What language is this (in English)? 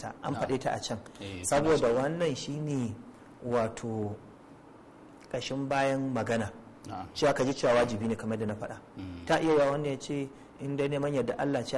Arabic